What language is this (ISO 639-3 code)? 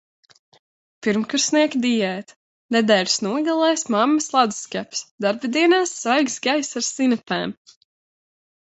lav